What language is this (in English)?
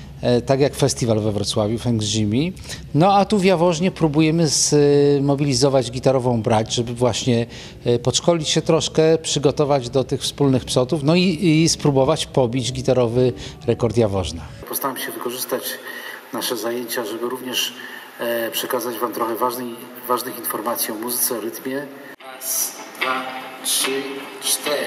Polish